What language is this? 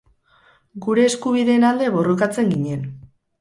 Basque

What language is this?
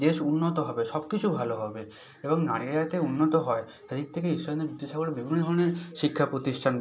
Bangla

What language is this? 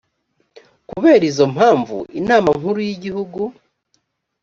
Kinyarwanda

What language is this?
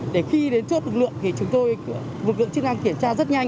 Vietnamese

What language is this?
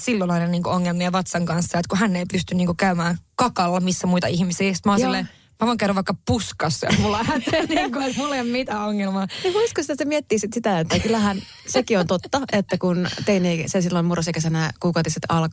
Finnish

